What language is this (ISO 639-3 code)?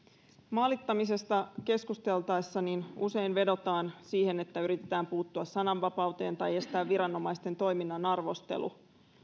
fin